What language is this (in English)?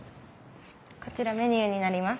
Japanese